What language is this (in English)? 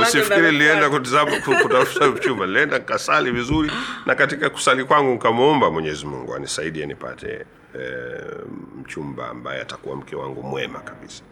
Swahili